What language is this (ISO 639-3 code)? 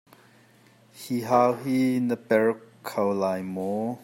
cnh